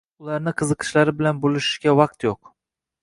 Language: Uzbek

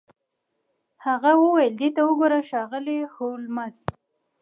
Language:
Pashto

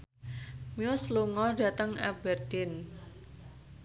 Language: Javanese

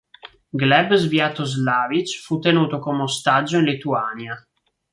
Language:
Italian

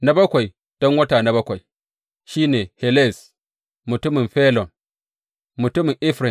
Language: Hausa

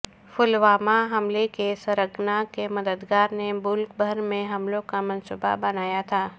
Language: Urdu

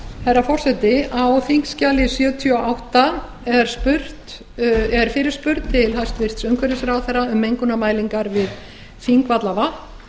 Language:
Icelandic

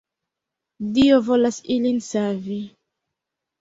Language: Esperanto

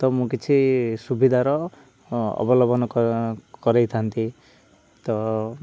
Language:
Odia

